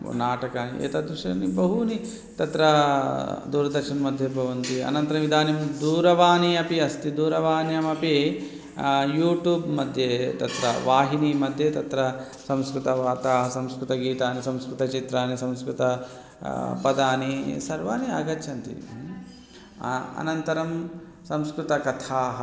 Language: Sanskrit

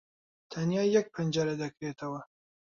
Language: Central Kurdish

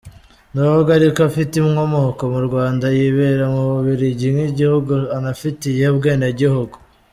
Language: Kinyarwanda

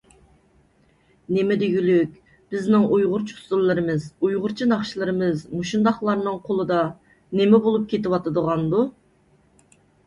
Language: Uyghur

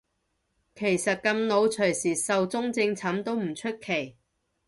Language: Cantonese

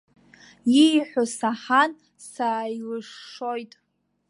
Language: Abkhazian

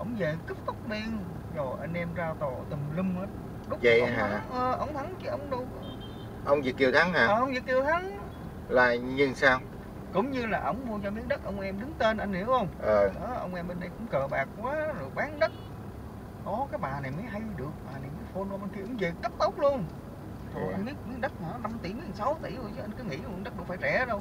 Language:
Vietnamese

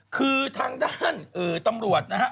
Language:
Thai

